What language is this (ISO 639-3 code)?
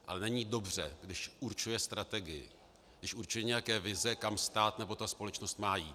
ces